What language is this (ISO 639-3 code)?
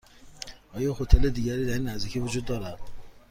fas